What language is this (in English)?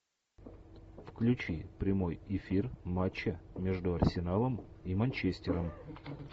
Russian